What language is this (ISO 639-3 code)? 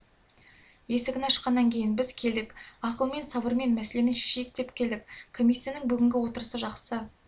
kaz